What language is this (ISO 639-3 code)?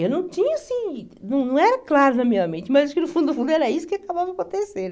por